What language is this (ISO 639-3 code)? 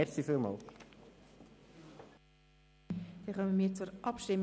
gsw